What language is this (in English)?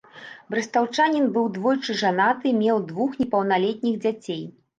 Belarusian